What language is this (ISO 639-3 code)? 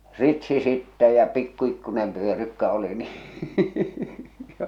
fin